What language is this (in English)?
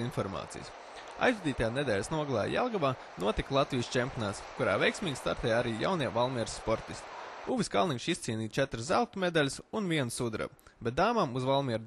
Latvian